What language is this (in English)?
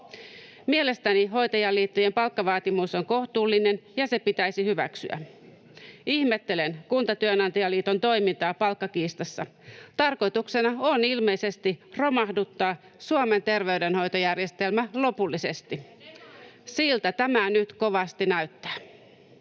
Finnish